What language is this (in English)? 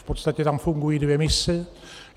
Czech